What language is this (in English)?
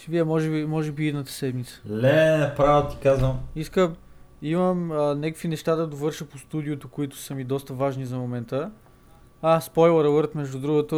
Bulgarian